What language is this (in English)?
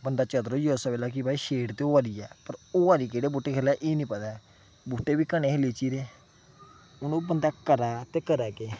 Dogri